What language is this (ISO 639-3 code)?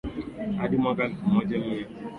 swa